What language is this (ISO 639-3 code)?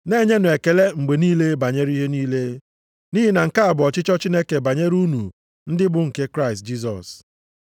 ibo